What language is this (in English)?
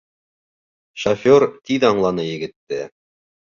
Bashkir